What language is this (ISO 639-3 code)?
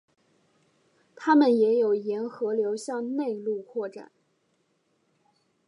zho